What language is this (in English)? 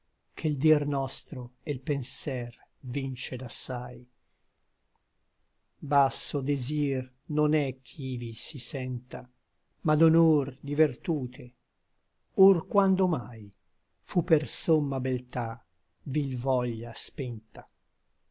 Italian